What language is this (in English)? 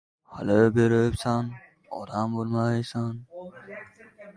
Uzbek